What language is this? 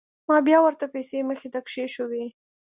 Pashto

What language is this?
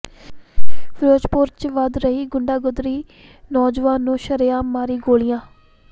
Punjabi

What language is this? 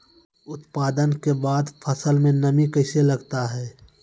Maithili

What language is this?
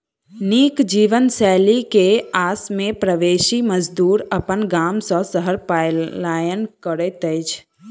Maithili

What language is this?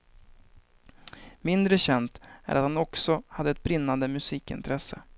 Swedish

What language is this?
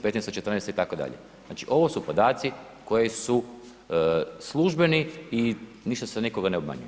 Croatian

